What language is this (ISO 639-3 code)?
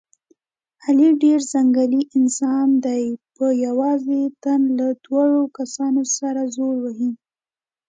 pus